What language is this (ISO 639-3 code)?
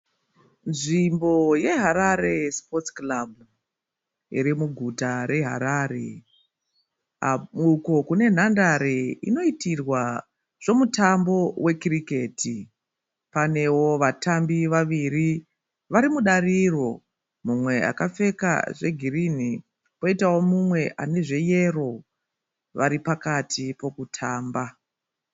sna